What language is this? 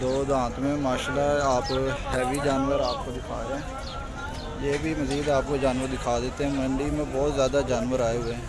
Hindi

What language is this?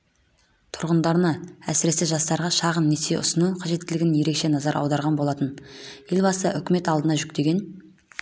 Kazakh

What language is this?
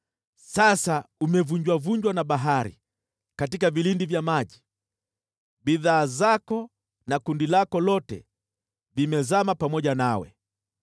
Swahili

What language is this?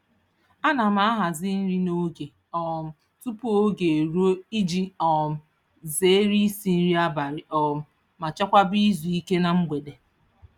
Igbo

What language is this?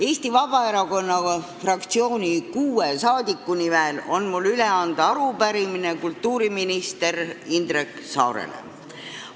Estonian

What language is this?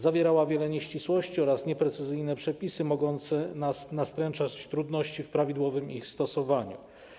Polish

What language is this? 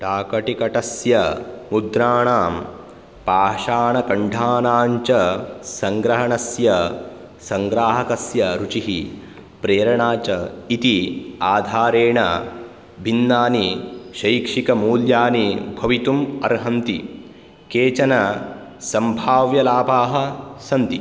Sanskrit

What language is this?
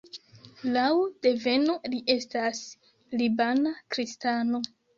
Esperanto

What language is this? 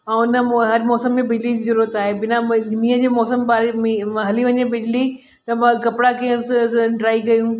Sindhi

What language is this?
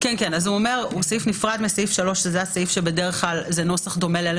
Hebrew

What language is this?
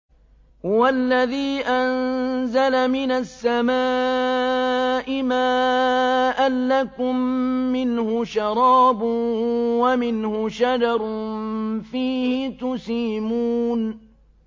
Arabic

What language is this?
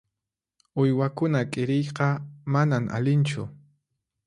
Puno Quechua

